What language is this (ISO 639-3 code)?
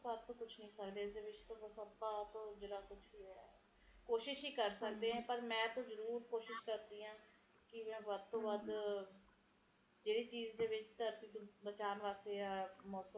pan